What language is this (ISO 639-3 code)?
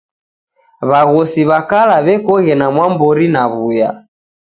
dav